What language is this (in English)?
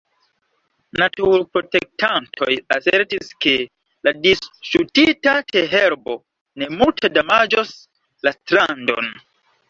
Esperanto